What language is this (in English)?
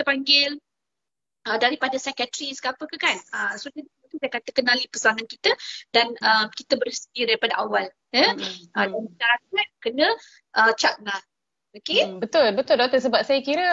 Malay